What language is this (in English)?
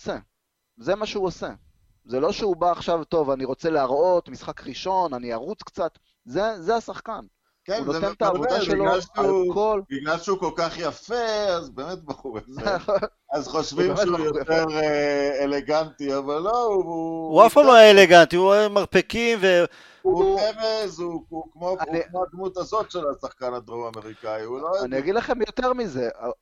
Hebrew